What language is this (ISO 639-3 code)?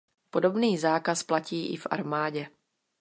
ces